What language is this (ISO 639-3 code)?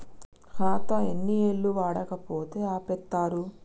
tel